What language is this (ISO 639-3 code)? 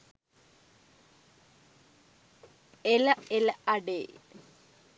sin